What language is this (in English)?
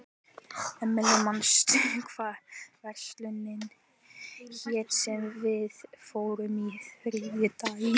Icelandic